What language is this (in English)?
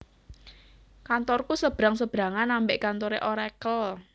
Javanese